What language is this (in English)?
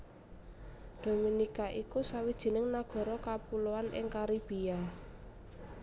Javanese